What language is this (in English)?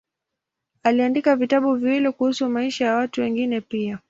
Swahili